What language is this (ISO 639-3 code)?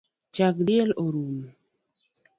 luo